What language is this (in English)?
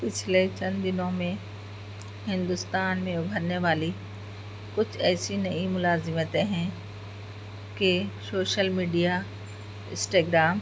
Urdu